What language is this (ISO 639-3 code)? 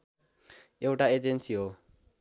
nep